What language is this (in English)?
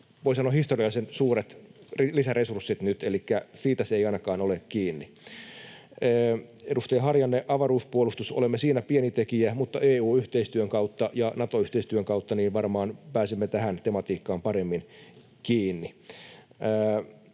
Finnish